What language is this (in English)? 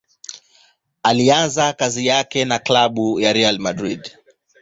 Swahili